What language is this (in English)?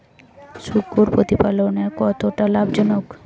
Bangla